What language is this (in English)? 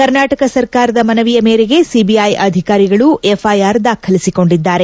Kannada